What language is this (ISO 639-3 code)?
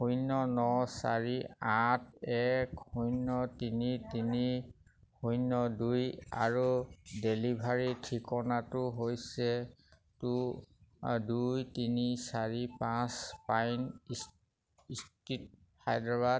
asm